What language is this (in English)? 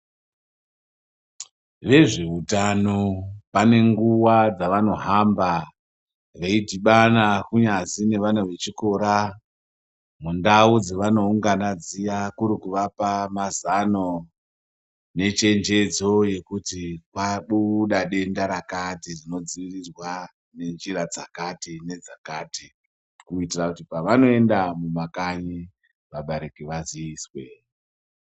Ndau